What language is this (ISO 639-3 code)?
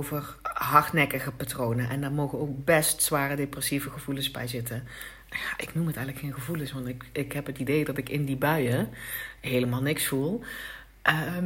nld